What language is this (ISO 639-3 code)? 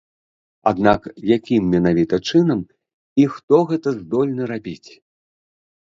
bel